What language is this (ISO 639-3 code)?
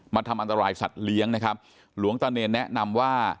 tha